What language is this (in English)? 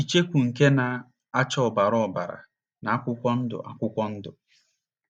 Igbo